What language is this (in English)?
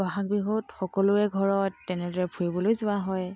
Assamese